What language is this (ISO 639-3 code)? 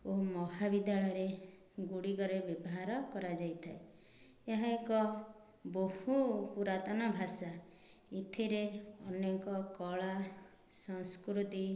ori